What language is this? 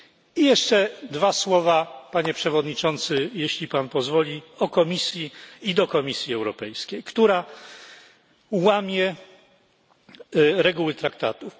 Polish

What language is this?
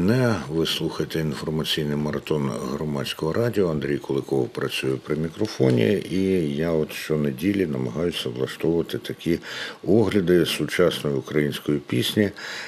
Ukrainian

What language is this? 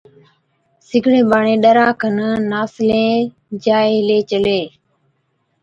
Od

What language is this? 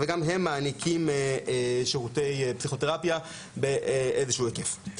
Hebrew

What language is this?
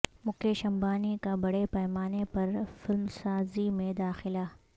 Urdu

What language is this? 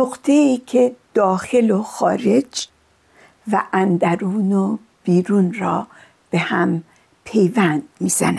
Persian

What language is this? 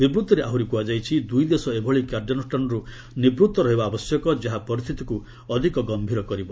Odia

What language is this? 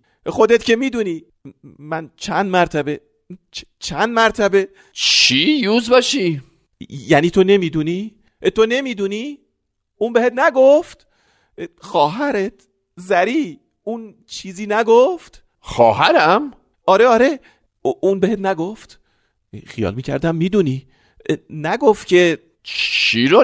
Persian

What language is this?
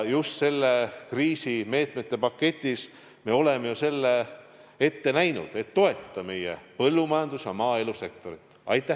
Estonian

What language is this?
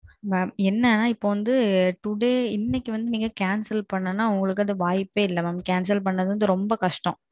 Tamil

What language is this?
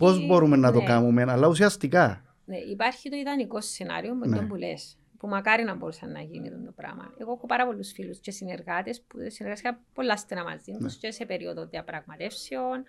Greek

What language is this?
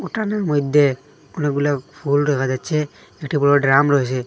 Bangla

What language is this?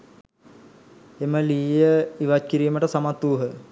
Sinhala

